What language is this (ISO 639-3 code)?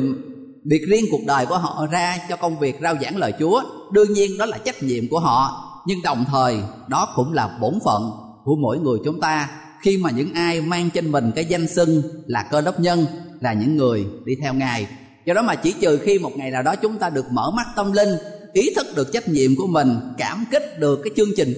vie